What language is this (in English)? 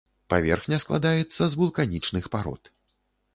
Belarusian